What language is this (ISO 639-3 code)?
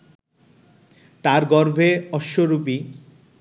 ben